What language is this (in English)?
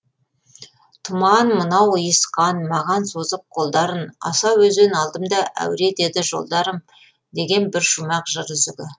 Kazakh